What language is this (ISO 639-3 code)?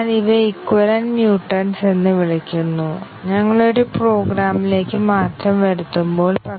mal